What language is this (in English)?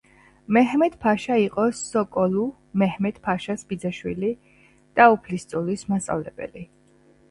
Georgian